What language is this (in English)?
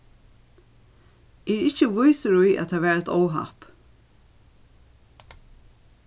Faroese